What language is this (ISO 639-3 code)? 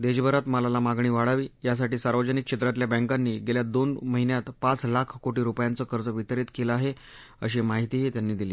mar